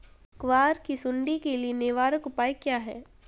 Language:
Hindi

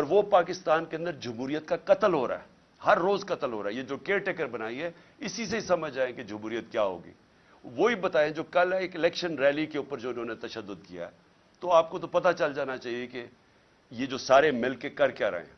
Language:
Urdu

